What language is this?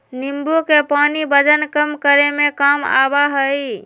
Magahi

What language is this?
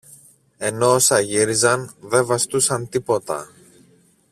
Greek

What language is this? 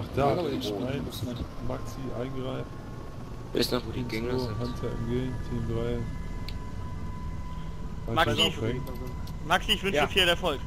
German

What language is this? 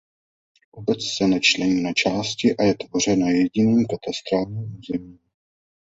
Czech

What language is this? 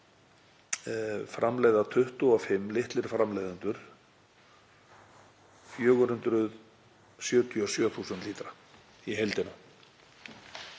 Icelandic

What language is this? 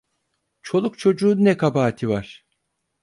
Turkish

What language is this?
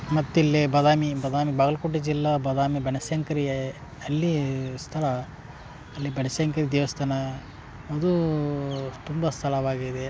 Kannada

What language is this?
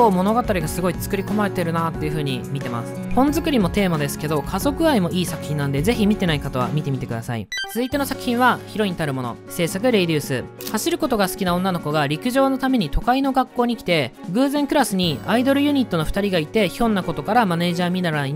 Japanese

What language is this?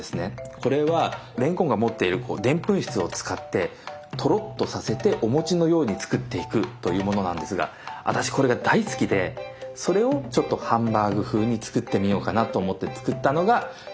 Japanese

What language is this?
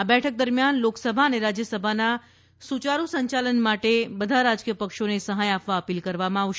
Gujarati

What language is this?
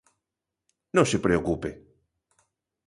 Galician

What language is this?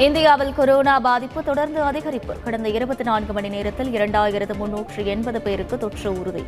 Tamil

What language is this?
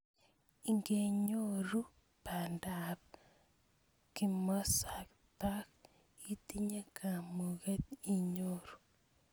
Kalenjin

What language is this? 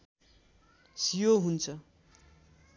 Nepali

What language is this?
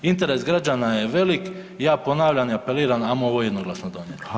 Croatian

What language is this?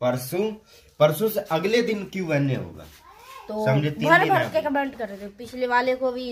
Hindi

